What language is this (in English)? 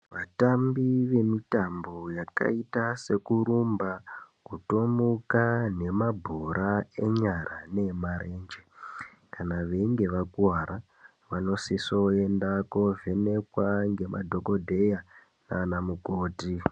Ndau